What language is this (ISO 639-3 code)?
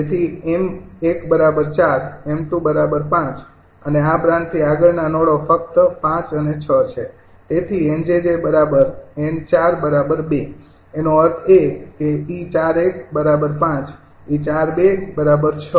guj